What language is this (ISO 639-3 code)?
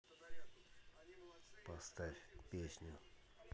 rus